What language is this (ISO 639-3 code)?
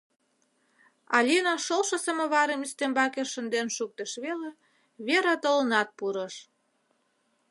chm